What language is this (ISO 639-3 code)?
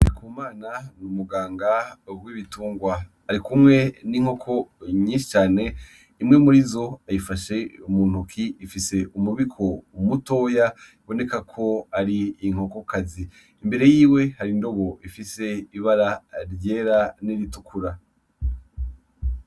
run